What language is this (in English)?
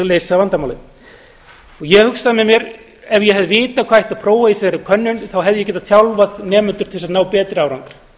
Icelandic